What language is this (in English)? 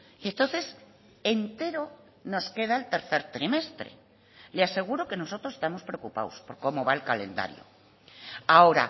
Spanish